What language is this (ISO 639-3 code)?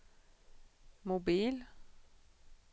swe